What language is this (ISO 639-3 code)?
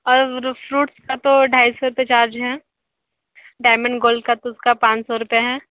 hin